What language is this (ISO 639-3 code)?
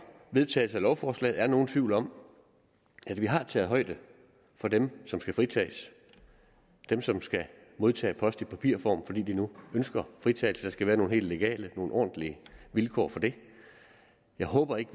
dan